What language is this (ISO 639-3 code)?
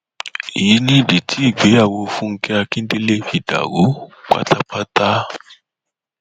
yor